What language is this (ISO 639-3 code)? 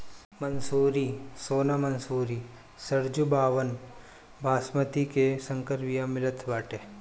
bho